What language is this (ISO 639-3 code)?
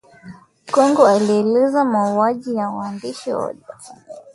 swa